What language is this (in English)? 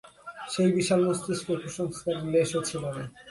Bangla